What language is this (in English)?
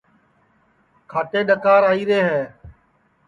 Sansi